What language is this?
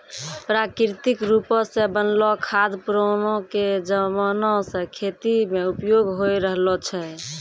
Maithili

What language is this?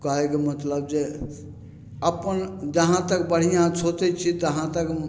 Maithili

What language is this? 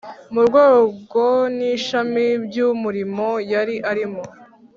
Kinyarwanda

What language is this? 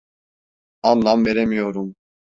Turkish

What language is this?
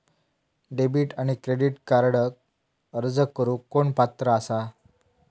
Marathi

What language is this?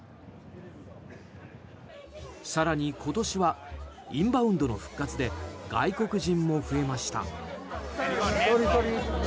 Japanese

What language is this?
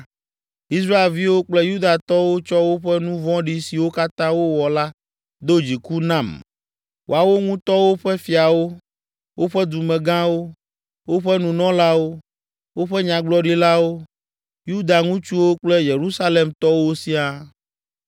Ewe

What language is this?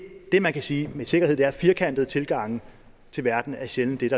Danish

